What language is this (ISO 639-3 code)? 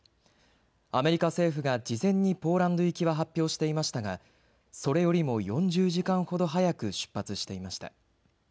jpn